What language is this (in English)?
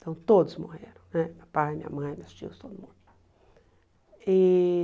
Portuguese